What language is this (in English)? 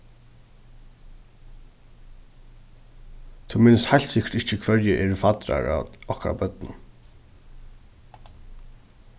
Faroese